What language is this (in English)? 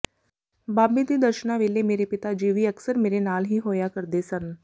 Punjabi